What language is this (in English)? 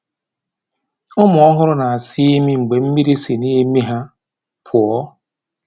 Igbo